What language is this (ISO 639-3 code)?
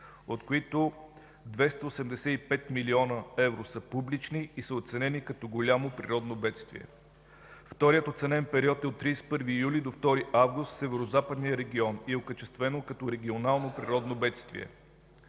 bul